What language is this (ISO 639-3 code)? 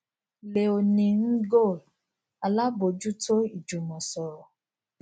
yor